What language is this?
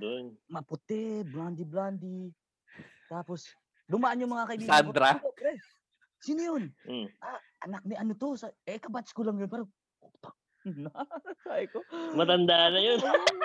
Filipino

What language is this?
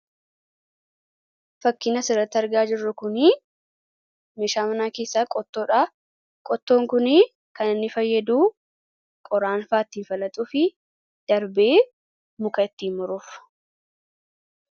Oromo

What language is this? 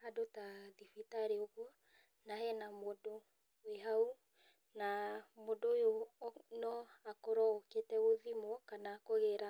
Kikuyu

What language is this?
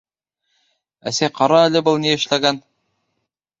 Bashkir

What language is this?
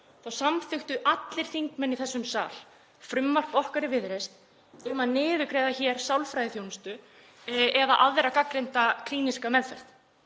Icelandic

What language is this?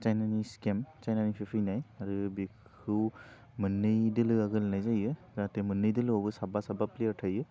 Bodo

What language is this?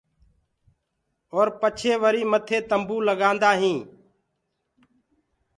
Gurgula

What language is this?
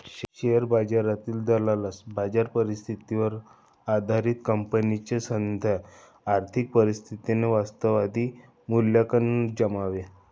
Marathi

